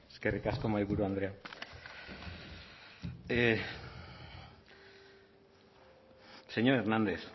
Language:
Basque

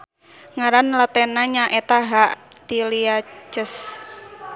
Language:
Sundanese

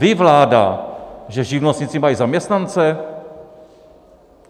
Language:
Czech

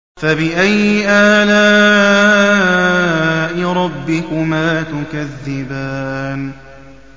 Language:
Arabic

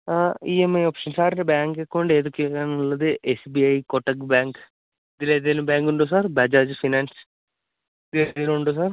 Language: Malayalam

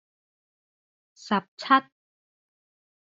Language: Cantonese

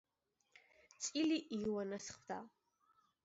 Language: Georgian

